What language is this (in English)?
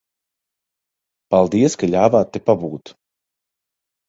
Latvian